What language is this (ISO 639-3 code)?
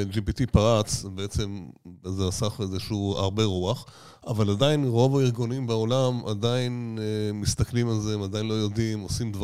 heb